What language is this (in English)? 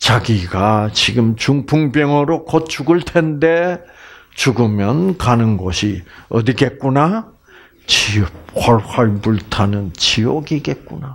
Korean